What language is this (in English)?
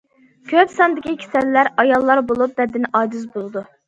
Uyghur